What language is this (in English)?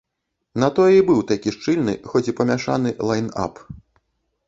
Belarusian